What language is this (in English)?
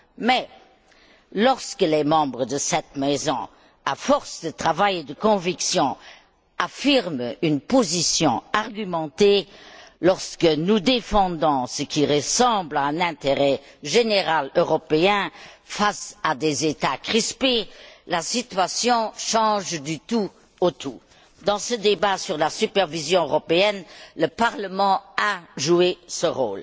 French